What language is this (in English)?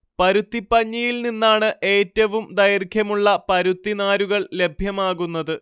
Malayalam